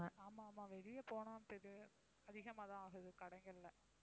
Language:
Tamil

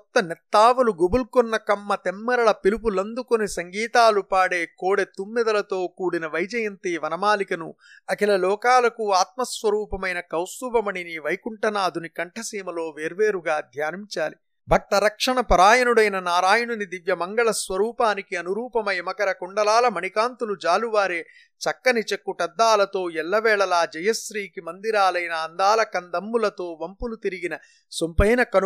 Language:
Telugu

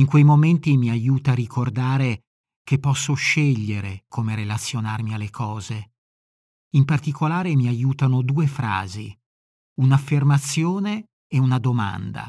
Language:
Italian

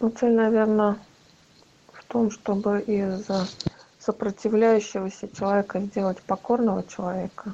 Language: Russian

